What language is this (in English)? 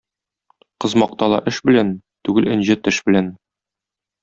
Tatar